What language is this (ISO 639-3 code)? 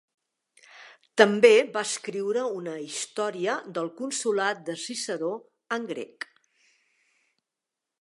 cat